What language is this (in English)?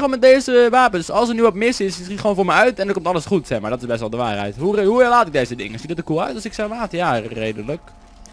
Dutch